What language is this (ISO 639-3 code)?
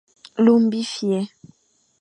fan